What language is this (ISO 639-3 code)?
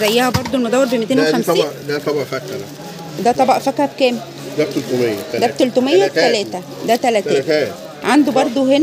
ara